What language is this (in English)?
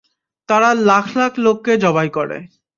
Bangla